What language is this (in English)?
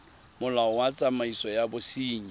Tswana